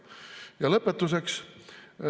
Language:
Estonian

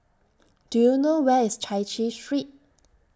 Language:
English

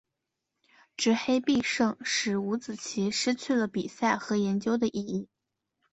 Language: Chinese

